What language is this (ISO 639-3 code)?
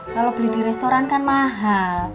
ind